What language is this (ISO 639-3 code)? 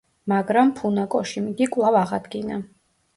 kat